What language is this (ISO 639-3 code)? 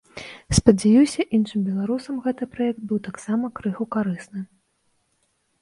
bel